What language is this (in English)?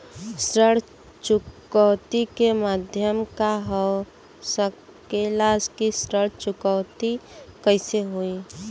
Bhojpuri